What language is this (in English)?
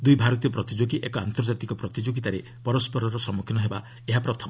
Odia